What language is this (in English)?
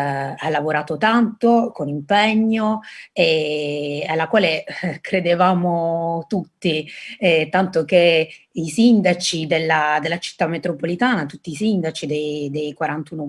Italian